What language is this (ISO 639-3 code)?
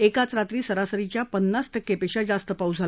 mar